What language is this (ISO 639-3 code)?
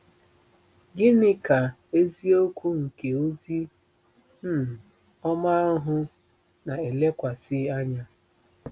ibo